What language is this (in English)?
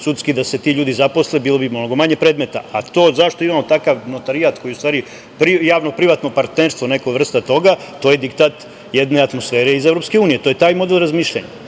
Serbian